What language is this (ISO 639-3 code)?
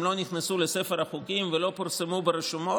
heb